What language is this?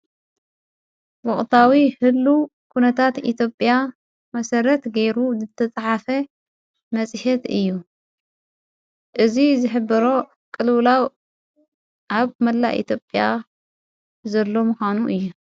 Tigrinya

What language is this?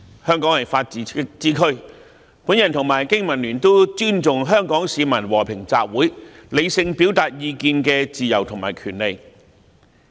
Cantonese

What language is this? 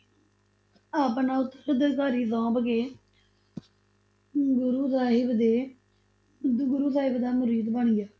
Punjabi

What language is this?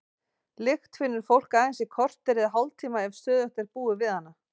Icelandic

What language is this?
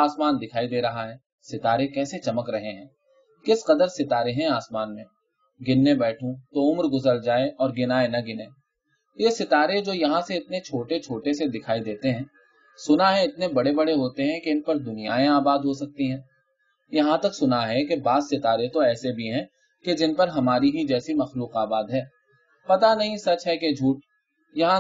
Urdu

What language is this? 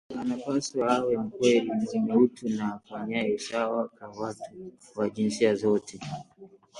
Swahili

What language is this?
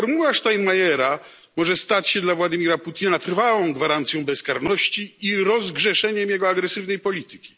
Polish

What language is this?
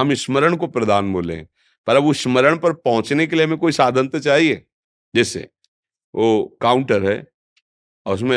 Hindi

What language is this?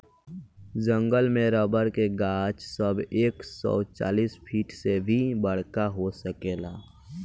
Bhojpuri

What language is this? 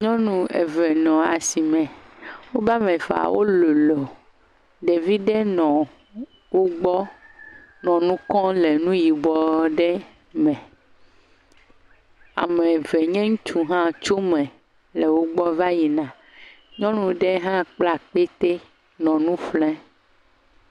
Ewe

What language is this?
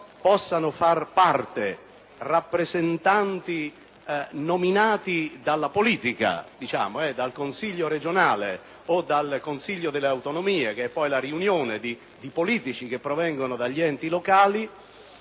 Italian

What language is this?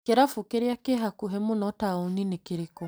Kikuyu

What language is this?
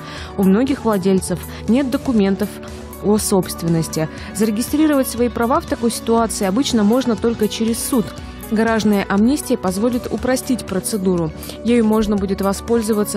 Russian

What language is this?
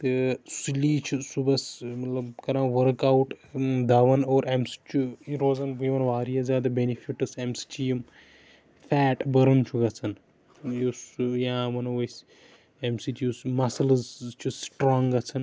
Kashmiri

